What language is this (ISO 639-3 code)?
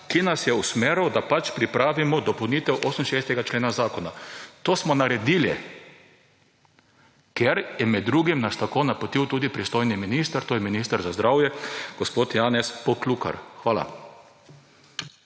slv